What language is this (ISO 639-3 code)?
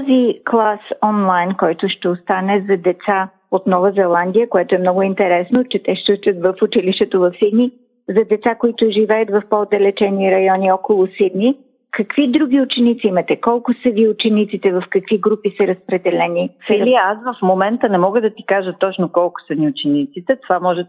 bul